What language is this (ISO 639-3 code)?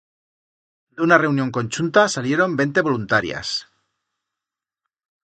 arg